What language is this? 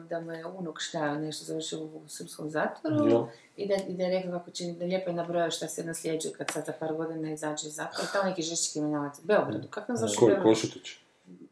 Croatian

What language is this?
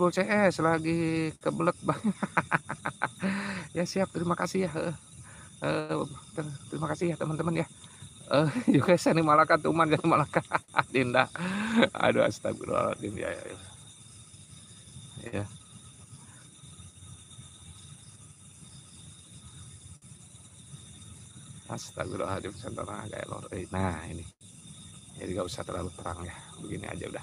Indonesian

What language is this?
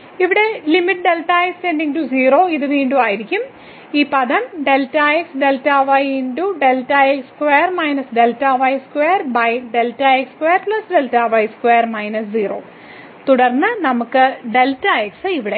Malayalam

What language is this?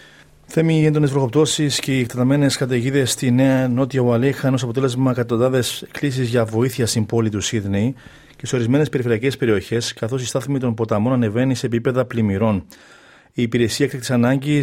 Greek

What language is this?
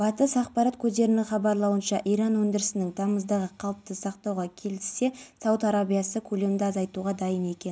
Kazakh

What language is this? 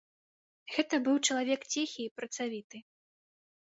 Belarusian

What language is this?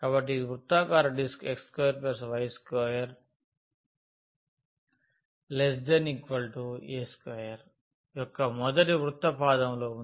Telugu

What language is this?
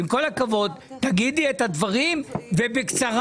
Hebrew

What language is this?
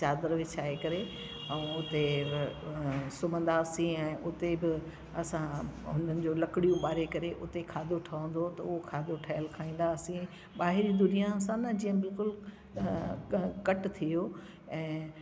Sindhi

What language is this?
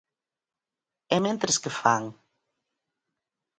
Galician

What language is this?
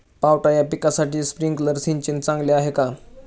Marathi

